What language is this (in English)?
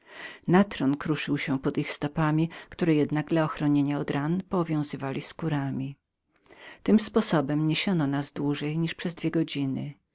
Polish